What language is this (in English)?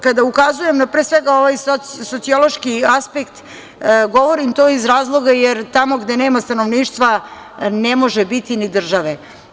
Serbian